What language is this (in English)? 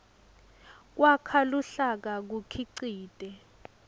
Swati